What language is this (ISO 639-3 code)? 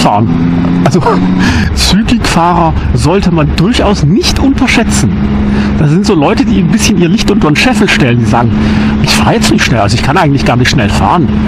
deu